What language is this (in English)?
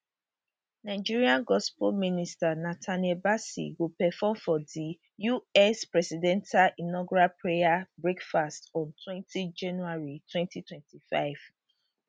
Nigerian Pidgin